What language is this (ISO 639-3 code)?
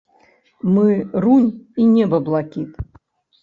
bel